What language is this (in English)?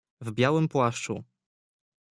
Polish